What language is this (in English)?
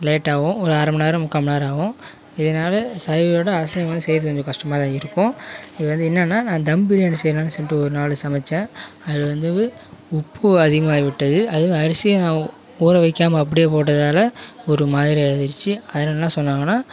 Tamil